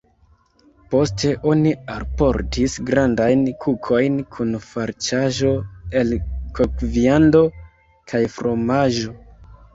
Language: Esperanto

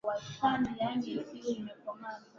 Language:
Swahili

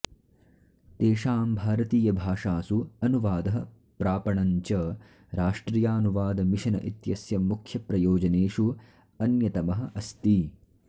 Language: Sanskrit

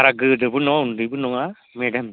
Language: Bodo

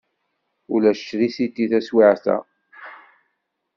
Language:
Kabyle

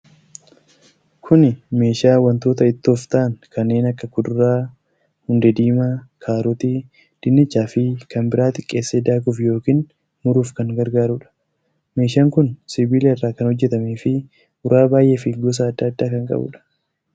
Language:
Oromo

